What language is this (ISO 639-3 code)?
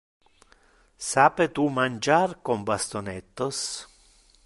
ina